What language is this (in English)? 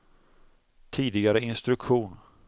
Swedish